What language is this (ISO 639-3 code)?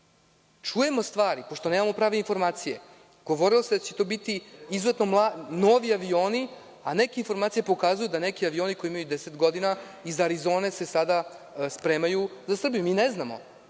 srp